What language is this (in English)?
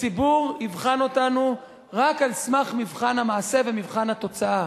Hebrew